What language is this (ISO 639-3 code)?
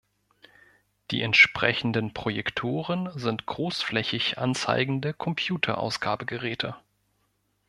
deu